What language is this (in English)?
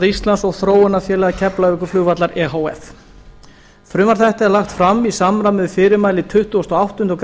Icelandic